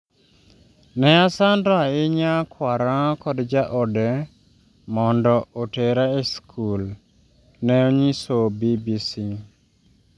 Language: Luo (Kenya and Tanzania)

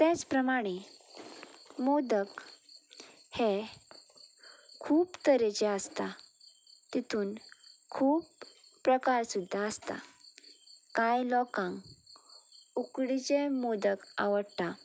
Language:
Konkani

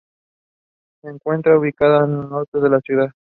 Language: Spanish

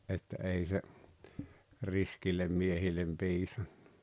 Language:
Finnish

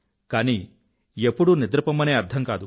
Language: Telugu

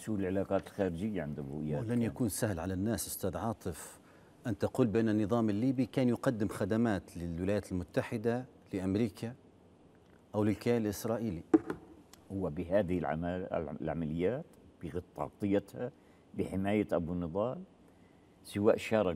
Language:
Arabic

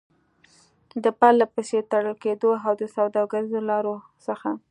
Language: Pashto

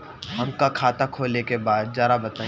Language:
Bhojpuri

